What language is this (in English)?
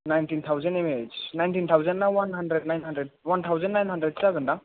Bodo